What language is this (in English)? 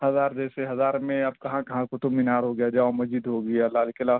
Urdu